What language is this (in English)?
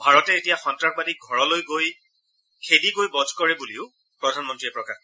Assamese